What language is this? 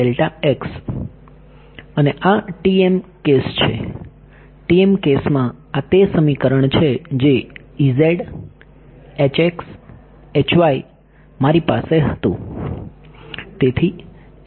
Gujarati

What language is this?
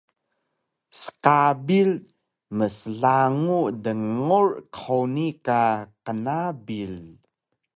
Taroko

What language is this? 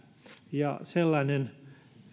Finnish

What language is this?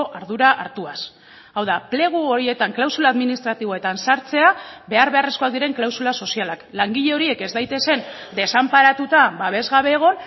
Basque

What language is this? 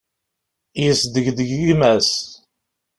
Kabyle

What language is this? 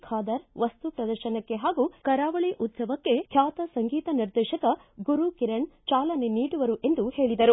Kannada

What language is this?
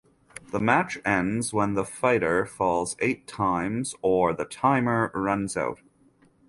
English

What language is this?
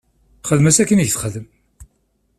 Kabyle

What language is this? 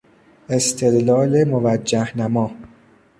Persian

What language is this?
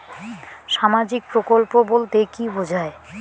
Bangla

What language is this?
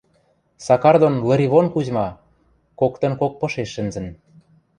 Western Mari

